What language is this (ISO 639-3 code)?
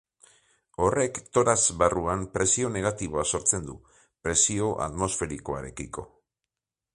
eus